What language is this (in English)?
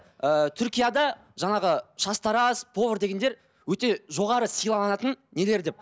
Kazakh